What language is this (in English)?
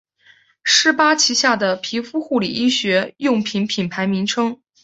Chinese